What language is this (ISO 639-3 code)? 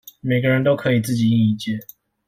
zho